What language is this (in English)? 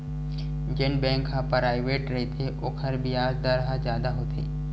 Chhattisgarhi